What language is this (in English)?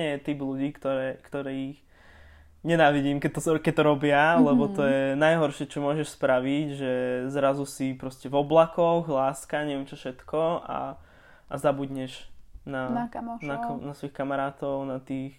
Slovak